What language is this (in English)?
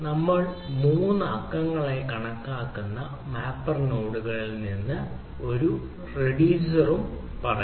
Malayalam